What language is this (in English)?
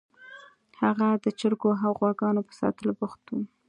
Pashto